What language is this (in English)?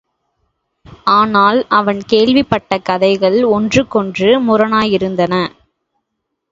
Tamil